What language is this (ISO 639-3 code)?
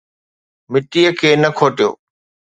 snd